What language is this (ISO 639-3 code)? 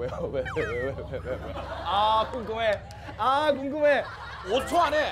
kor